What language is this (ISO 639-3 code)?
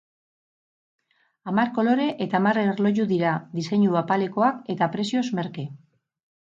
eus